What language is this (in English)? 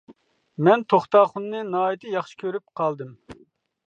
Uyghur